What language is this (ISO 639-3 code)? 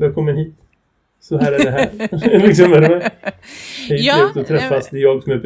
swe